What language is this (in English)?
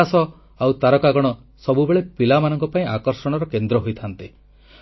Odia